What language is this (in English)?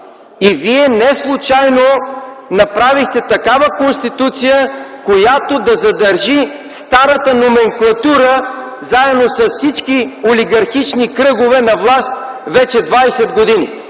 Bulgarian